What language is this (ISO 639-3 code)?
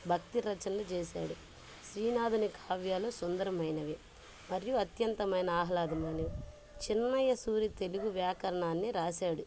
tel